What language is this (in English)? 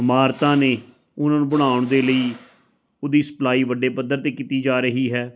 Punjabi